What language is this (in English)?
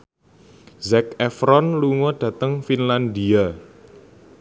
Javanese